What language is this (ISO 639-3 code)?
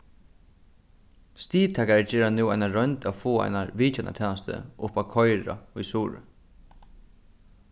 fao